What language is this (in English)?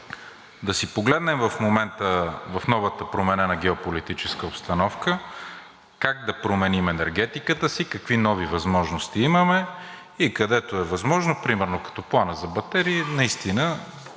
Bulgarian